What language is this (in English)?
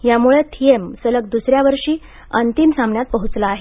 Marathi